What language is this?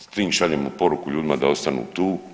Croatian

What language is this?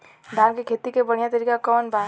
Bhojpuri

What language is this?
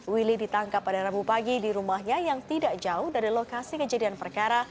Indonesian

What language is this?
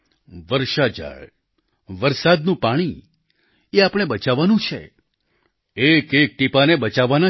Gujarati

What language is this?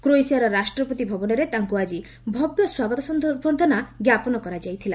Odia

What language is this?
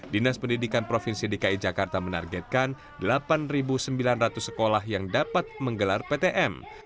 Indonesian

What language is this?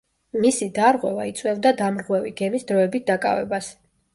Georgian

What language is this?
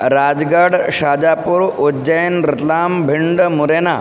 Sanskrit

